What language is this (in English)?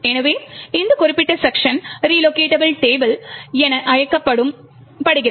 Tamil